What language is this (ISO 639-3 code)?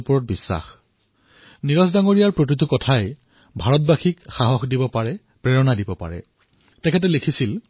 asm